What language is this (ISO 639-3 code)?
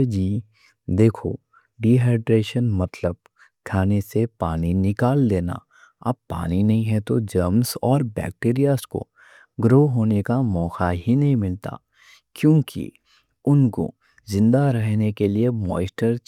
dcc